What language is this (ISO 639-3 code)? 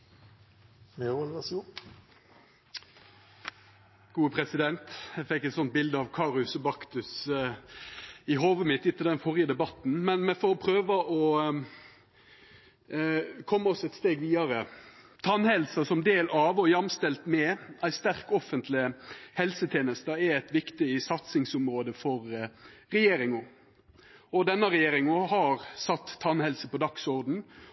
nno